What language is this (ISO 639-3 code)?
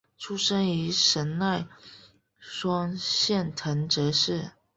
zho